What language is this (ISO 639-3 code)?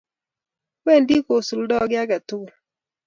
kln